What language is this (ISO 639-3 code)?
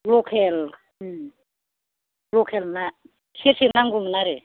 brx